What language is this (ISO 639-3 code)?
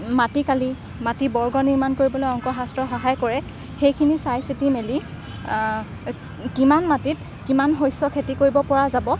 asm